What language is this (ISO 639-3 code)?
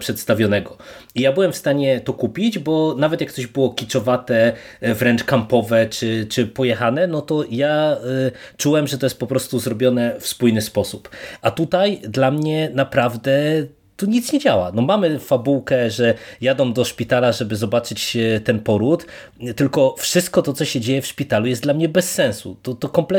pol